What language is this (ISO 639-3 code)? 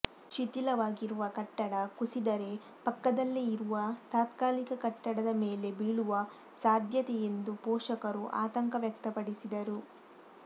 kan